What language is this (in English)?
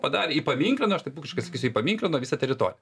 Lithuanian